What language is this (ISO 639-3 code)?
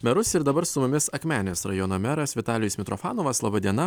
lit